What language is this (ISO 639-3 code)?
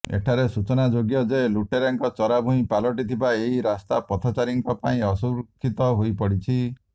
ori